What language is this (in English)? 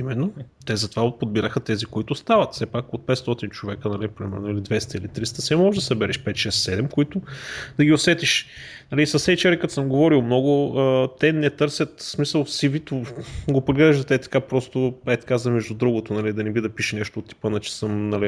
Bulgarian